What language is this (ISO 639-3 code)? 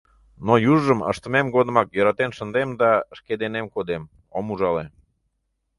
chm